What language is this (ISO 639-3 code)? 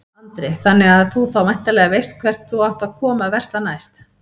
isl